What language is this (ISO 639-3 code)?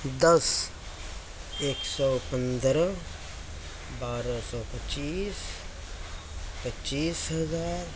urd